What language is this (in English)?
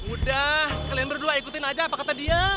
Indonesian